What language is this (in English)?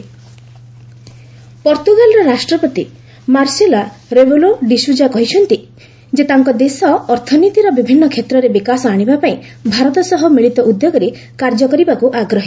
Odia